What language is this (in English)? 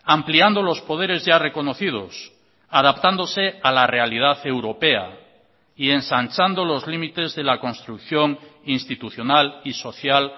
Spanish